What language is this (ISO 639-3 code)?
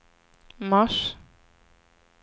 swe